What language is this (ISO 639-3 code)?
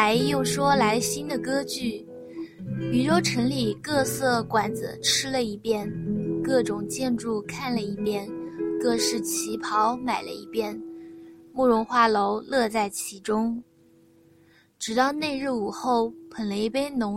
zho